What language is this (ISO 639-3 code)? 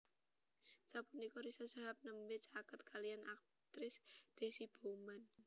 jav